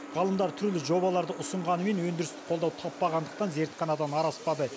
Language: Kazakh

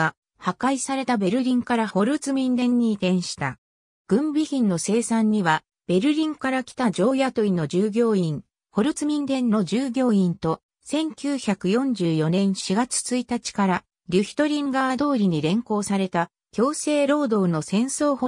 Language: Japanese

